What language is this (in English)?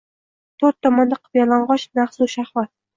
Uzbek